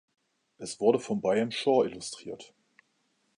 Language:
German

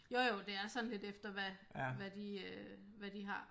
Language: Danish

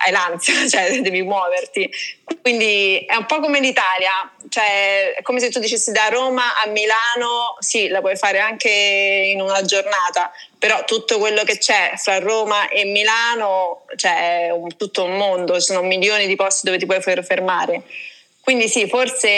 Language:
Italian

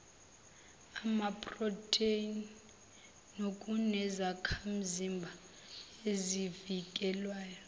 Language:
Zulu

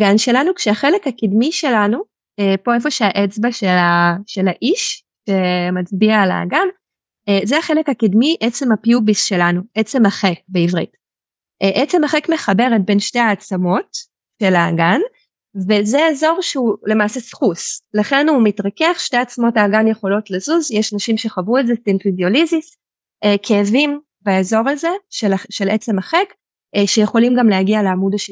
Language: Hebrew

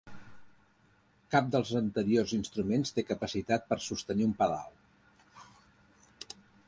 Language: Catalan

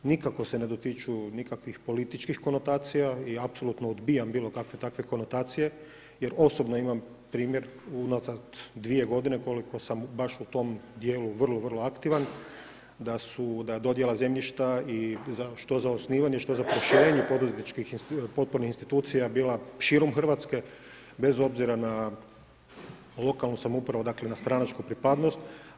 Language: Croatian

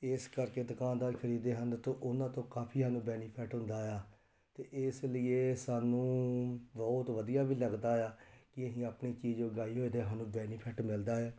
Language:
Punjabi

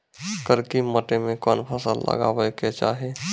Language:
Maithili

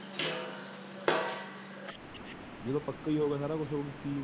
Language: Punjabi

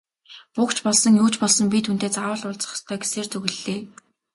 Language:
Mongolian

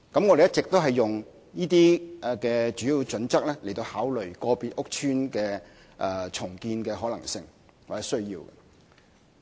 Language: Cantonese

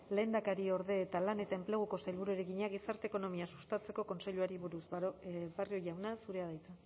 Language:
Basque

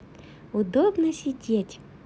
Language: Russian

